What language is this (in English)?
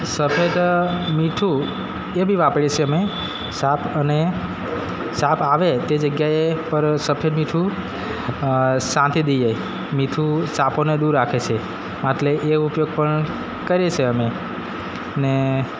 Gujarati